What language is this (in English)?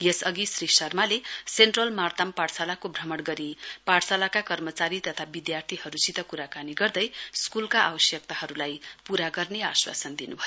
Nepali